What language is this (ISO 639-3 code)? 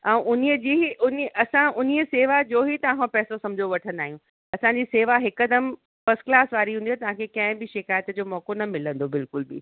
snd